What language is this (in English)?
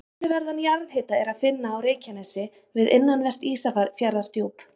Icelandic